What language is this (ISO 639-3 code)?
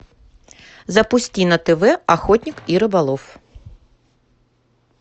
rus